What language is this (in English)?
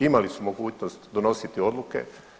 Croatian